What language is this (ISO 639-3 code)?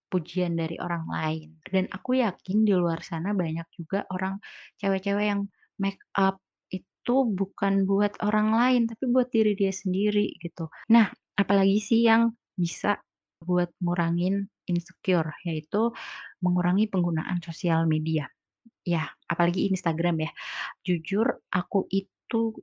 ind